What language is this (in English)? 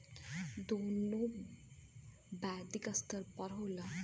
Bhojpuri